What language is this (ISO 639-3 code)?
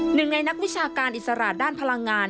tha